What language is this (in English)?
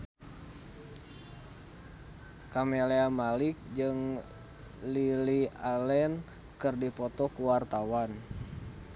Sundanese